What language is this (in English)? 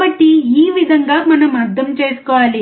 Telugu